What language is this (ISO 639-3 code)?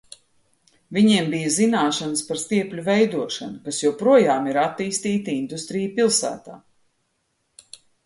lav